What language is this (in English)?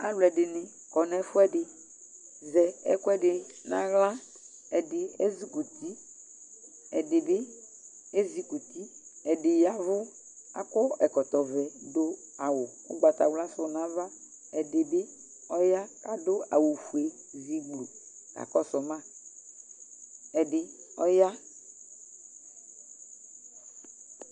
Ikposo